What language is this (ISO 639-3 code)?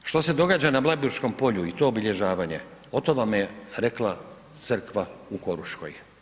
hrv